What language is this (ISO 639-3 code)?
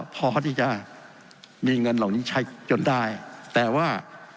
tha